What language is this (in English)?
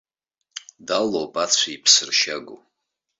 Abkhazian